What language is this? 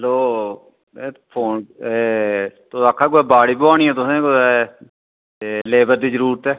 Dogri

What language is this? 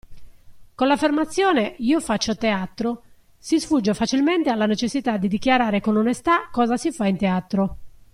Italian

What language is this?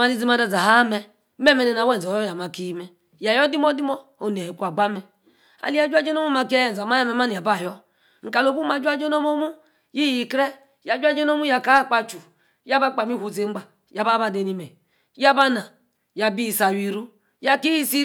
Yace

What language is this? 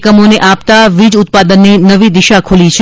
Gujarati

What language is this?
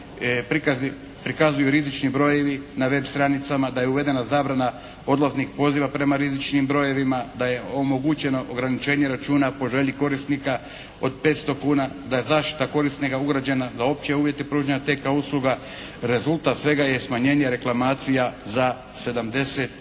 Croatian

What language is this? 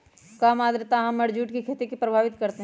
Magahi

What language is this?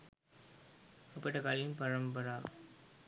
Sinhala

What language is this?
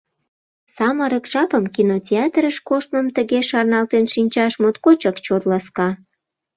Mari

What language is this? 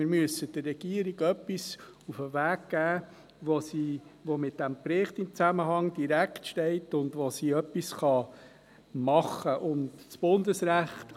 Swiss German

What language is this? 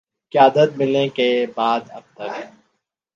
Urdu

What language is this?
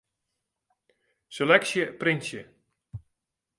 Western Frisian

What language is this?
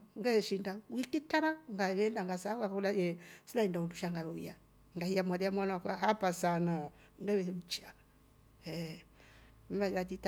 Rombo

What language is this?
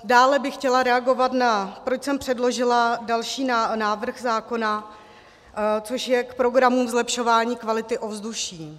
Czech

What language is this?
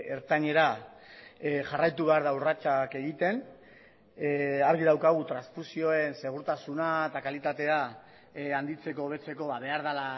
Basque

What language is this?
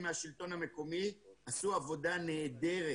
Hebrew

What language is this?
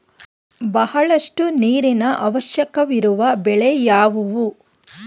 Kannada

